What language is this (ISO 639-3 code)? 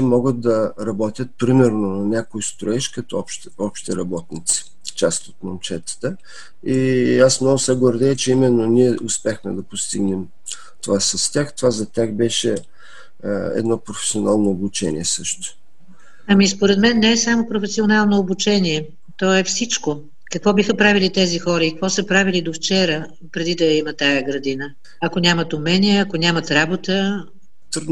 bul